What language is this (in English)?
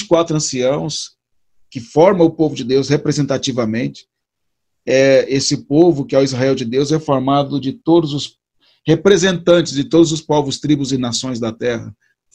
Portuguese